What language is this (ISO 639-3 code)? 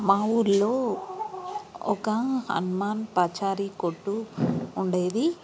tel